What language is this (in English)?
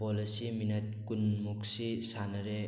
Manipuri